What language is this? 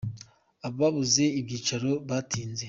Kinyarwanda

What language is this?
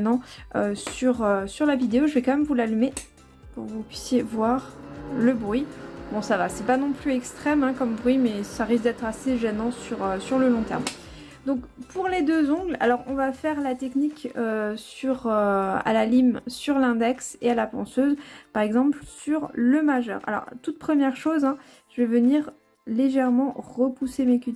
French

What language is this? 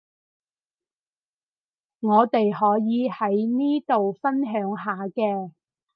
Cantonese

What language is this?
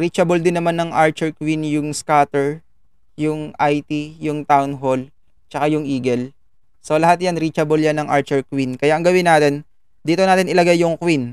Filipino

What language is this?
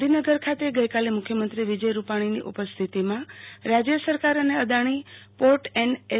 Gujarati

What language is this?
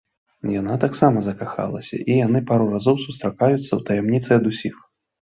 Belarusian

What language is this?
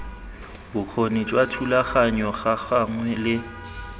Tswana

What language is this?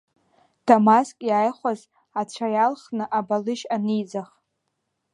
Abkhazian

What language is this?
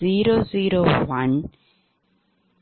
Tamil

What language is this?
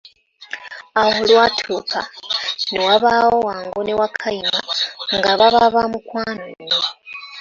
Ganda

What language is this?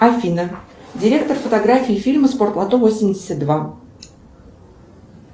Russian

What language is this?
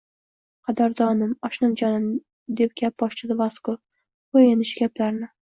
Uzbek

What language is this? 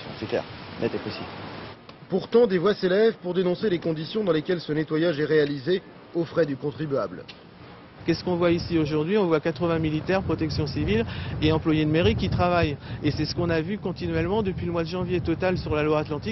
French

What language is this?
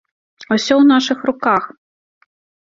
Belarusian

